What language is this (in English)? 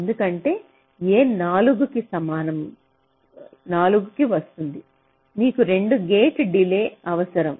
Telugu